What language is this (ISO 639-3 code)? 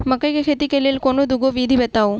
mai